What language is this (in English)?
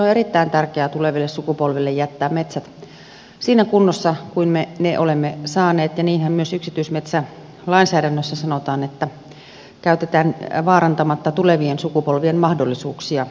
Finnish